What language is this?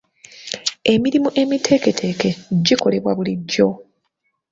Ganda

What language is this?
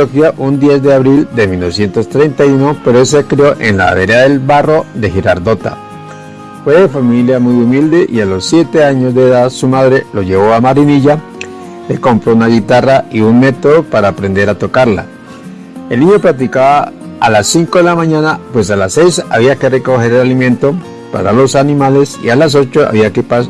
Spanish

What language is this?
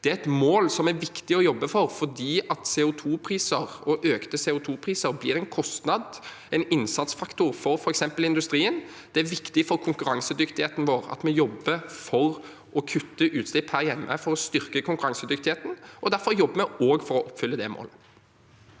Norwegian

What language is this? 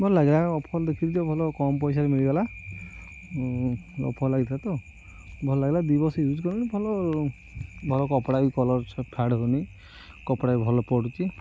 Odia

